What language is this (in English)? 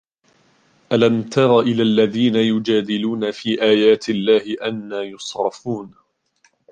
Arabic